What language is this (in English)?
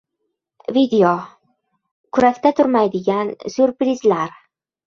Uzbek